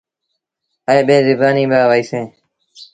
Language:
Sindhi Bhil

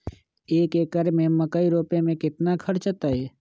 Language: Magahi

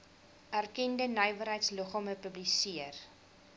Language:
Afrikaans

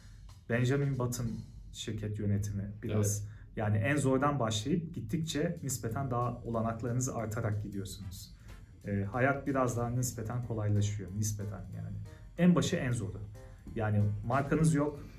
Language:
Turkish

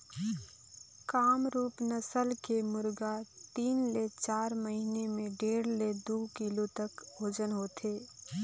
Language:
Chhattisgarhi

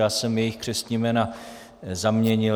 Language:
Czech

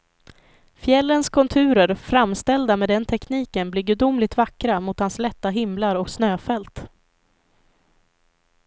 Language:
Swedish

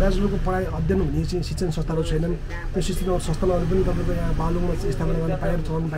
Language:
Arabic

